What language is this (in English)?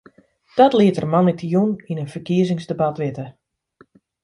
Western Frisian